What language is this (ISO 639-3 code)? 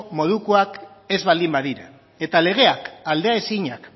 eus